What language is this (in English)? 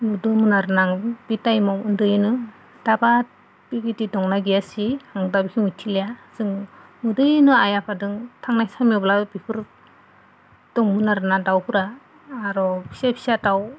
Bodo